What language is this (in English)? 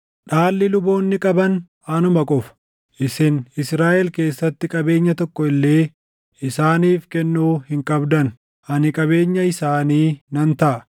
Oromo